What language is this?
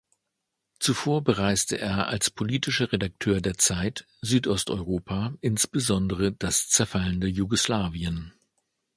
German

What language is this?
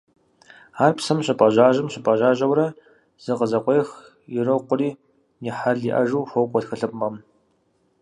Kabardian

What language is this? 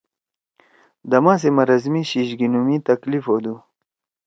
Torwali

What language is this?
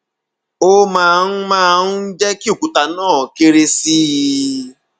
Yoruba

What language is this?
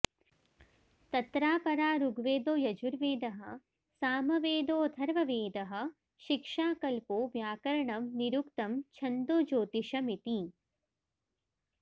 Sanskrit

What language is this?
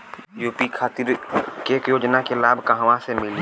Bhojpuri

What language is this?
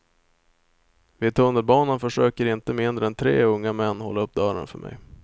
Swedish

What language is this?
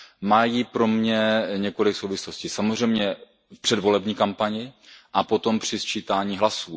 Czech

